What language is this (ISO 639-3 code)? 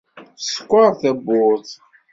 kab